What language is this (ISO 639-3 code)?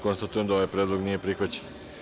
srp